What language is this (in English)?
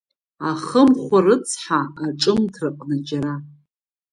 Abkhazian